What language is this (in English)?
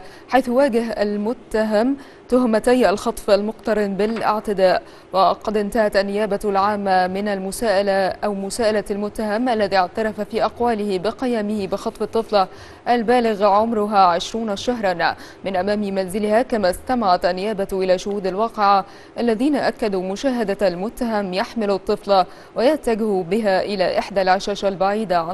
Arabic